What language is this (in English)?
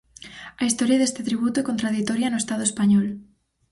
Galician